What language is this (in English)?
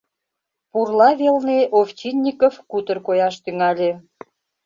Mari